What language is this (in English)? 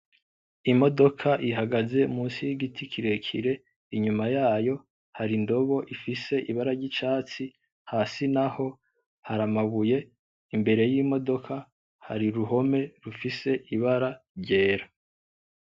Rundi